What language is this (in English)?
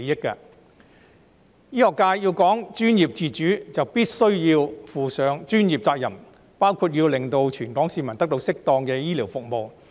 Cantonese